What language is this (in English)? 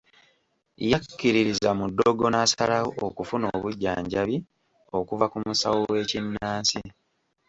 Ganda